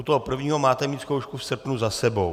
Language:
Czech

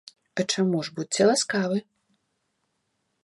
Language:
Belarusian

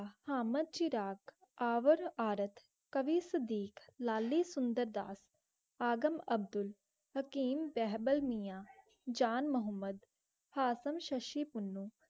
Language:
Punjabi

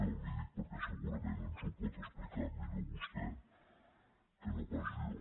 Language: Catalan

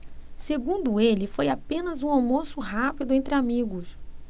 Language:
Portuguese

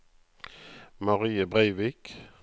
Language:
Norwegian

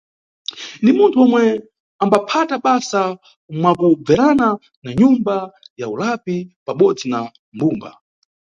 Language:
Nyungwe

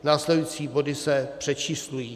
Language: Czech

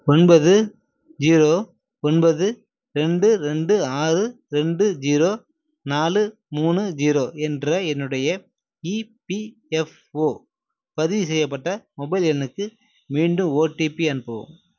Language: Tamil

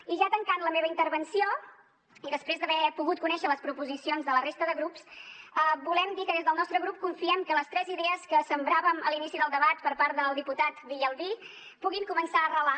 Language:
Catalan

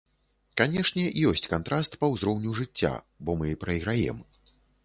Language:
Belarusian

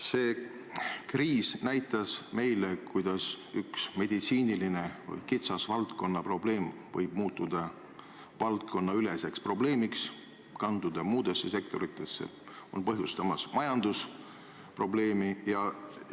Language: Estonian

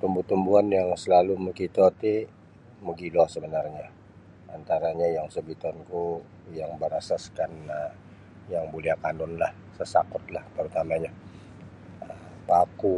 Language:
Sabah Bisaya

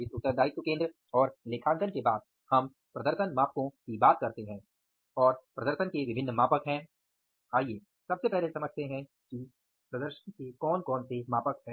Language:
Hindi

